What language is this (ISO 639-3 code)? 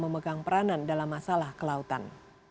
ind